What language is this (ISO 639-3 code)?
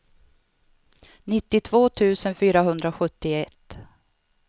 swe